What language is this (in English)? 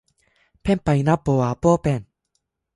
Japanese